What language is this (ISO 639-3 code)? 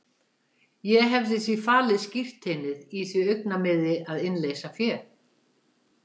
isl